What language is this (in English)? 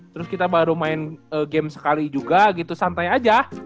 Indonesian